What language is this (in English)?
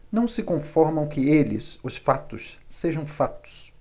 Portuguese